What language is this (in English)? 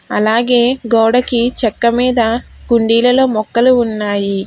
Telugu